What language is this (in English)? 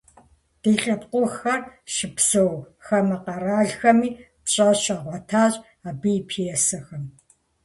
Kabardian